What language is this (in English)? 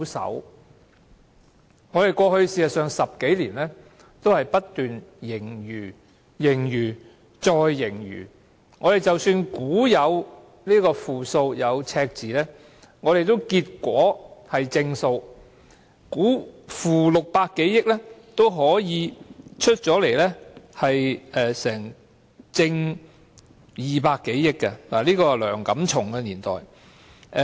Cantonese